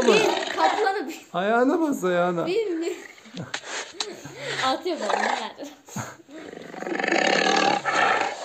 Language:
Turkish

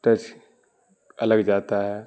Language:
Urdu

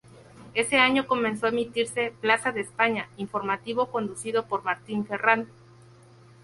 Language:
Spanish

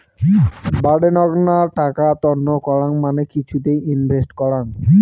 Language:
Bangla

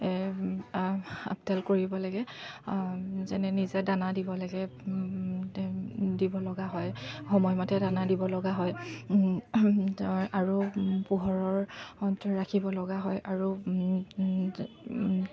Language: Assamese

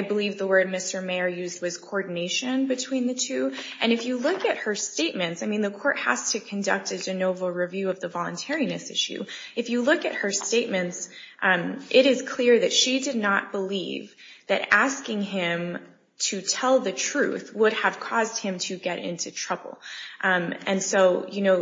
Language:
English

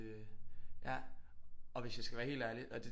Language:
Danish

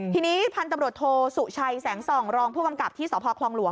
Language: Thai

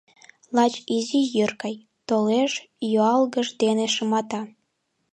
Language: Mari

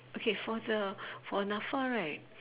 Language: English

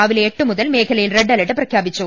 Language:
Malayalam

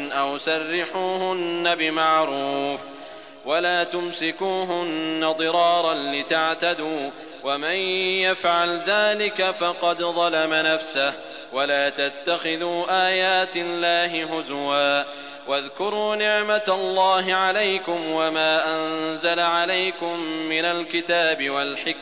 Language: Arabic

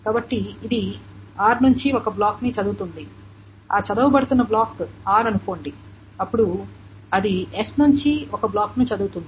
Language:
Telugu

